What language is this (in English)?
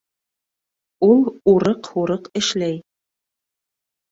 Bashkir